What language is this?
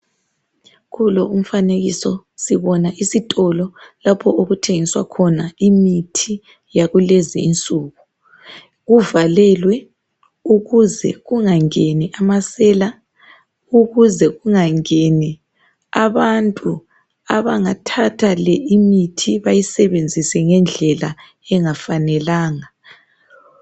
North Ndebele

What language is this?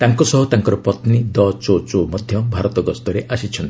Odia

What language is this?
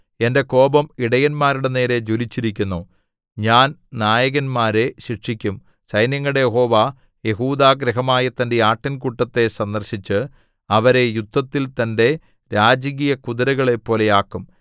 Malayalam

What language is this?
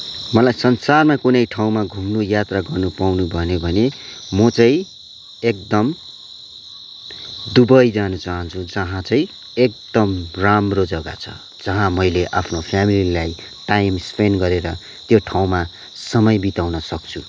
Nepali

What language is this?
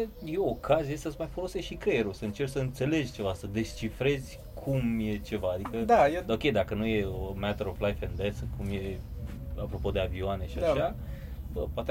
Romanian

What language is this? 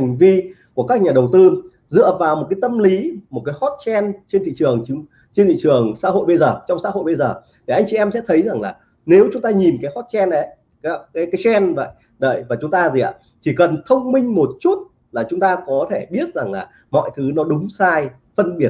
Vietnamese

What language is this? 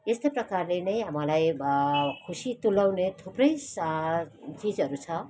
Nepali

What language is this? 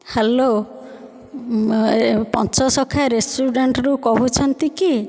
Odia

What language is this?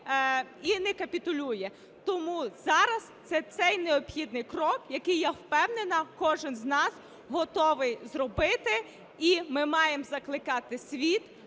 Ukrainian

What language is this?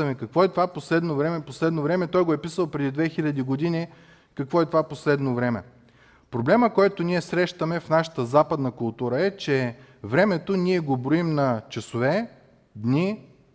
Bulgarian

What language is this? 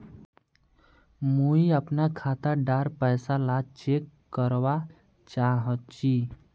Magahi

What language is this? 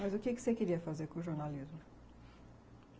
Portuguese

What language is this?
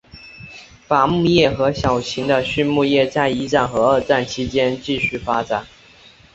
Chinese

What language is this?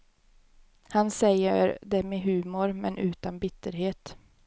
Swedish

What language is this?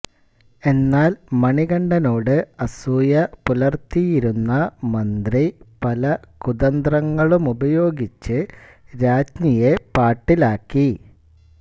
Malayalam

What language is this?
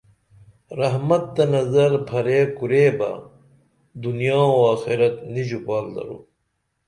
Dameli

